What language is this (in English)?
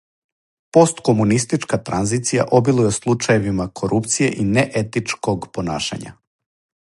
Serbian